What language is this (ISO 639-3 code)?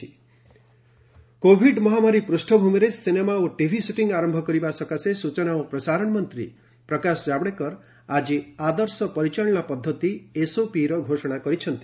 ori